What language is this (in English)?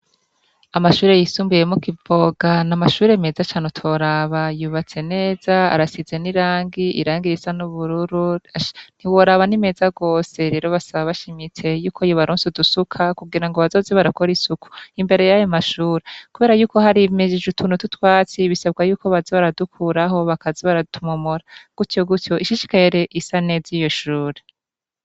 Rundi